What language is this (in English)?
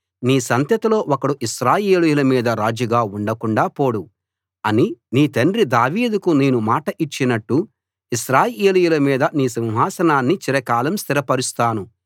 Telugu